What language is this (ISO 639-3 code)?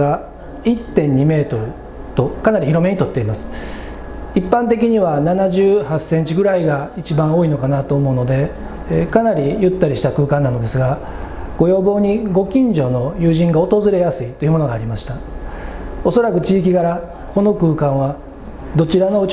jpn